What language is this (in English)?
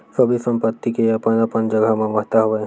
Chhattisgarhi